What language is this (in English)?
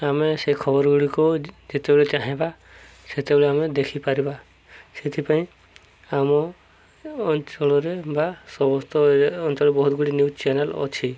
Odia